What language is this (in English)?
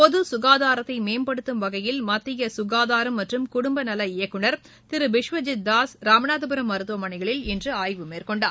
Tamil